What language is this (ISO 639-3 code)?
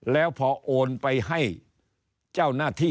tha